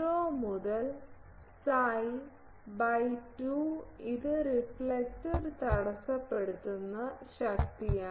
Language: Malayalam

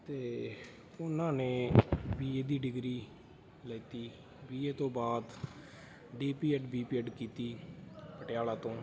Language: Punjabi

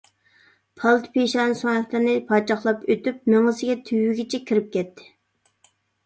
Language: Uyghur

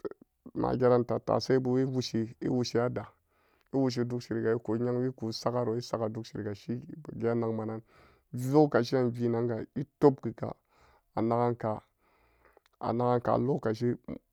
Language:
Samba Daka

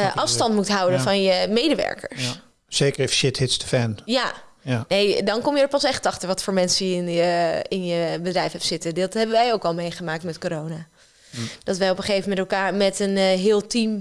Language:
Dutch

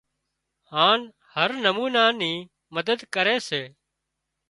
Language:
Wadiyara Koli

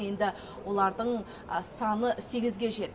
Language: Kazakh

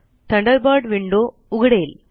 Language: Marathi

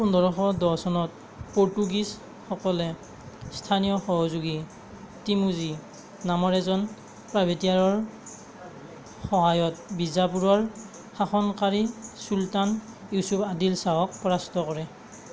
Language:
Assamese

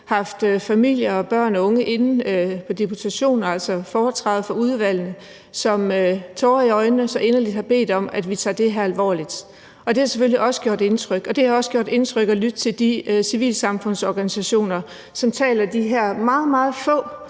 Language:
Danish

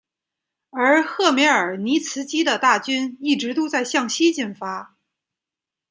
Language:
Chinese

